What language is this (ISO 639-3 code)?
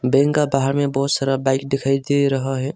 hin